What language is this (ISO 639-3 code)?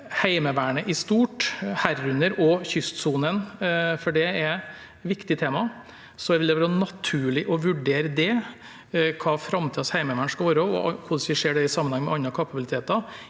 nor